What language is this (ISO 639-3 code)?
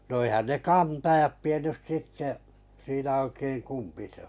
fin